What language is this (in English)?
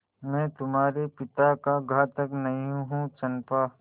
Hindi